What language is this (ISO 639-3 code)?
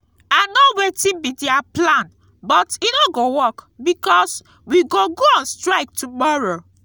pcm